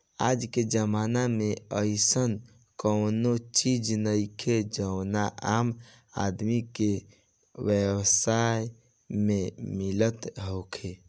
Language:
Bhojpuri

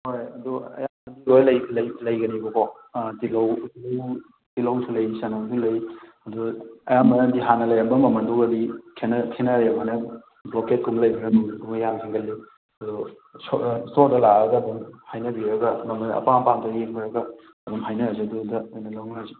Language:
Manipuri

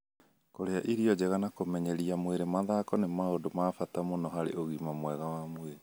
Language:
Kikuyu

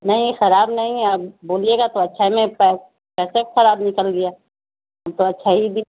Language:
Urdu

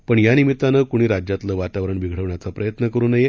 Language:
Marathi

